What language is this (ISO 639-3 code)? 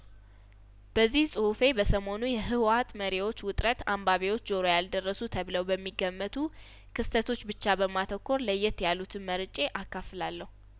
amh